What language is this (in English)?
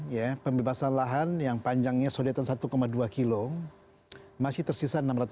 Indonesian